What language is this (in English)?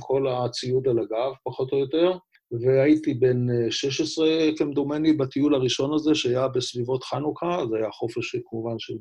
Hebrew